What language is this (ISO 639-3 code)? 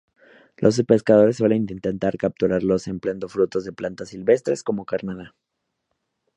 spa